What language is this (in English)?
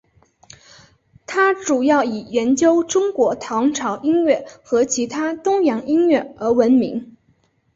Chinese